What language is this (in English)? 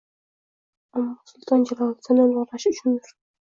Uzbek